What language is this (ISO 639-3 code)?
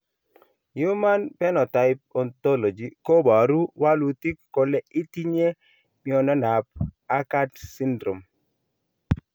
kln